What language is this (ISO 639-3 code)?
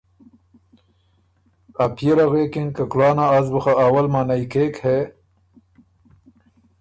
oru